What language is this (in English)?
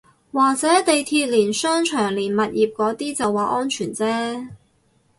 Cantonese